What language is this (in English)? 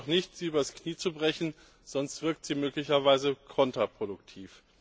German